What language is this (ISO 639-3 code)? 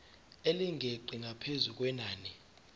zul